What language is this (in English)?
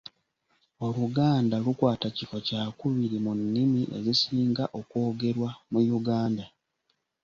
Ganda